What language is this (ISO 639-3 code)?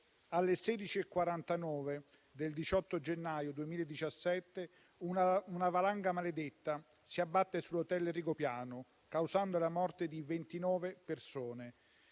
ita